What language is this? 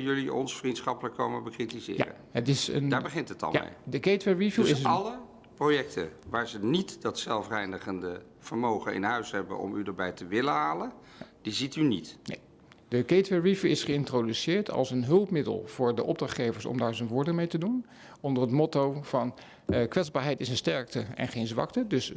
Dutch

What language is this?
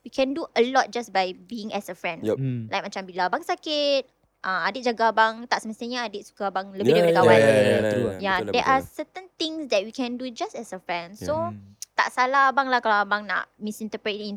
Malay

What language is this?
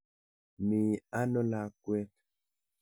Kalenjin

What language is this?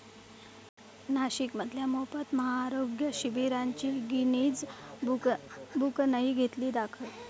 Marathi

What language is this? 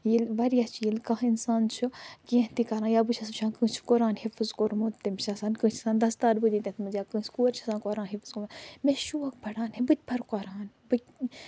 Kashmiri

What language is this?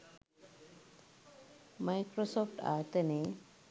Sinhala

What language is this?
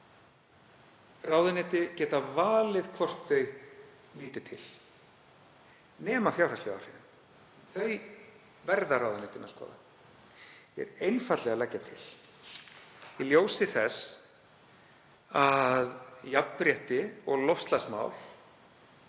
Icelandic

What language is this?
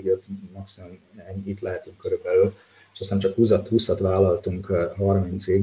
Hungarian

